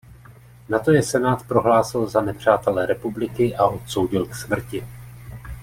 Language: Czech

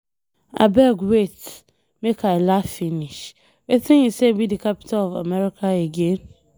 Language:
Nigerian Pidgin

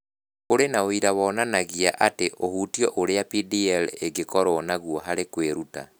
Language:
Kikuyu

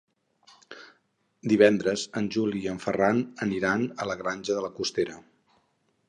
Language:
Catalan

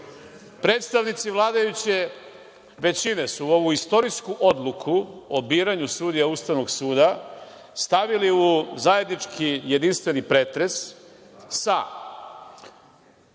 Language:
Serbian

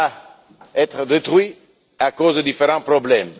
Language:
French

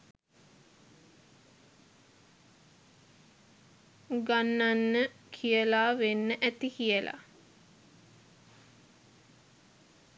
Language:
Sinhala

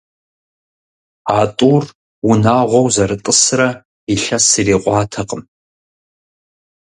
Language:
Kabardian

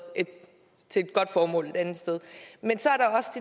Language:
Danish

